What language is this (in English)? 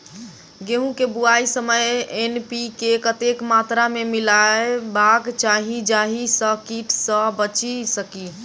Maithili